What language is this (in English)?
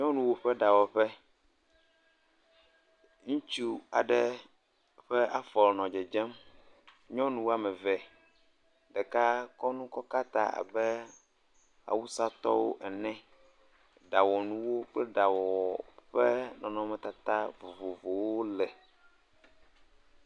Ewe